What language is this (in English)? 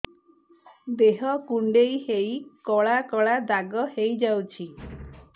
Odia